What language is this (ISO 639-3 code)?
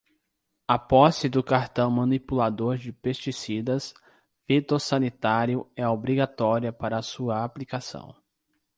por